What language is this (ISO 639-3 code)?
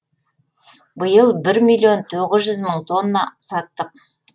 kaz